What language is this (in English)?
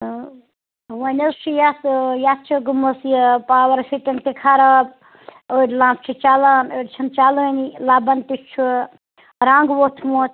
Kashmiri